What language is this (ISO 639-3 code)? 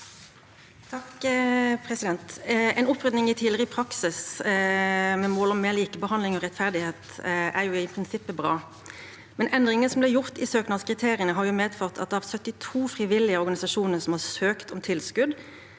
nor